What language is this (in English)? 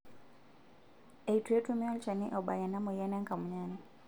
Masai